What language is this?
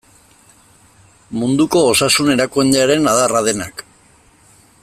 Basque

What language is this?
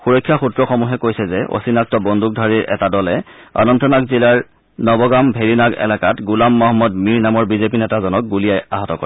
Assamese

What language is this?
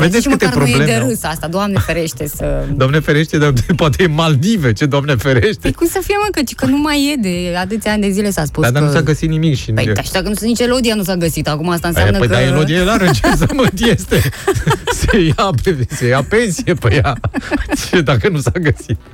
Romanian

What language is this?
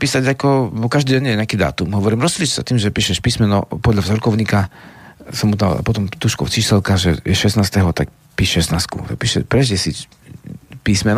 Slovak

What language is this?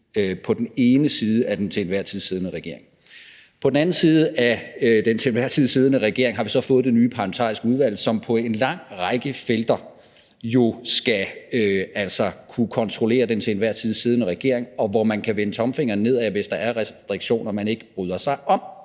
Danish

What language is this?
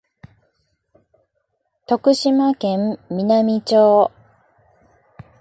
Japanese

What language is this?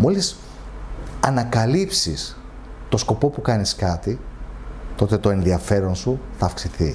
Greek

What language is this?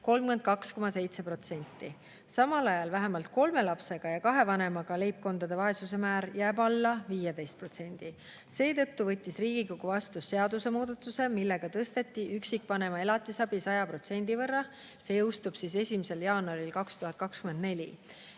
Estonian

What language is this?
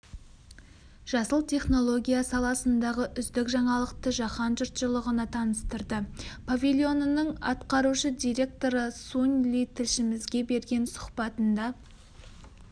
Kazakh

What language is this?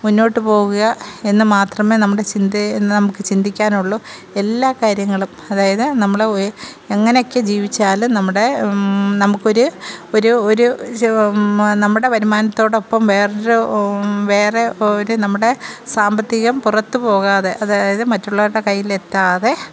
Malayalam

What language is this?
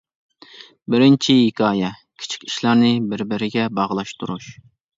Uyghur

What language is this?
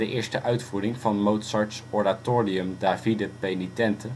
Dutch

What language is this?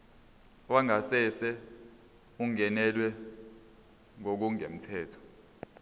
Zulu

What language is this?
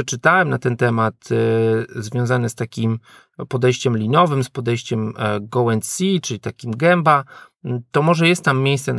Polish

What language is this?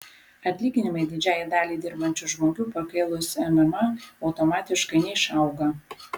Lithuanian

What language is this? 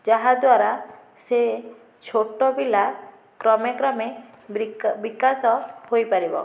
Odia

